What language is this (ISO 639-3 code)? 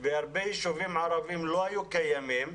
heb